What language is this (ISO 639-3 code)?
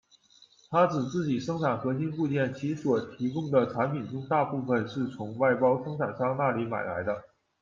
zho